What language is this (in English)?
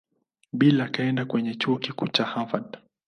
Swahili